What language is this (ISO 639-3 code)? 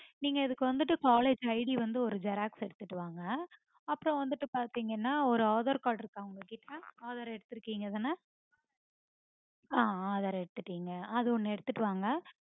tam